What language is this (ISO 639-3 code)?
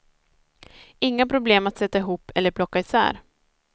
swe